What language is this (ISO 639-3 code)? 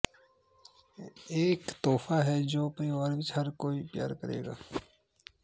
pan